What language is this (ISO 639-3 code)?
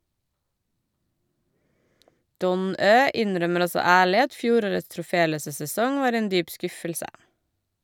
nor